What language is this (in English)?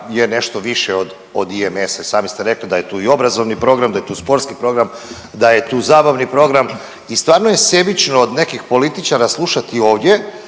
Croatian